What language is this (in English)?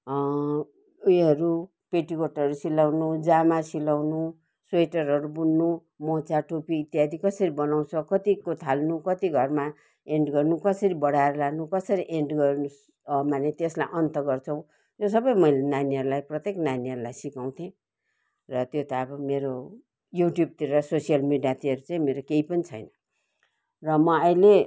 Nepali